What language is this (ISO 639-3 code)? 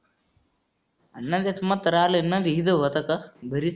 mar